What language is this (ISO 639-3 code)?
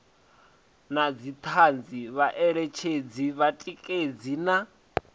ven